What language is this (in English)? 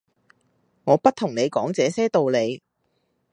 Cantonese